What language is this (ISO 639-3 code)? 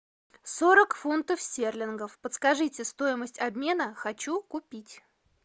rus